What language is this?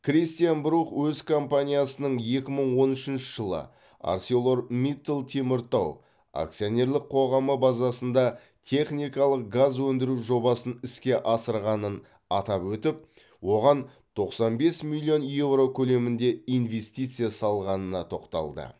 Kazakh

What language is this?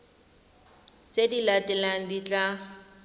Tswana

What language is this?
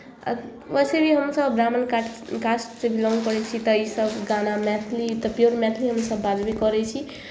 Maithili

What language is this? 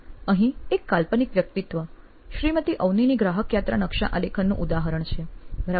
Gujarati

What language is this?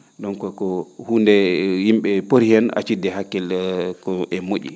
Fula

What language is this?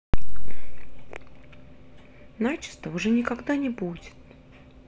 Russian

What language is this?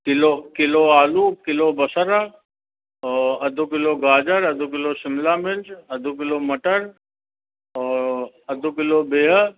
Sindhi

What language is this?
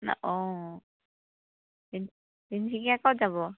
Assamese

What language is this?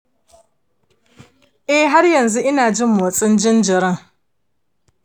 Hausa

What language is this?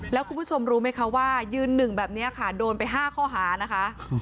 Thai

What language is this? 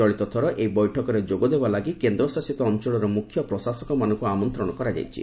Odia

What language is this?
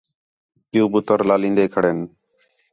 Khetrani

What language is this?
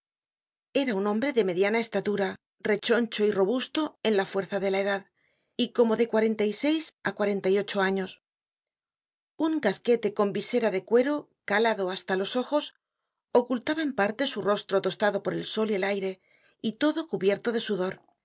Spanish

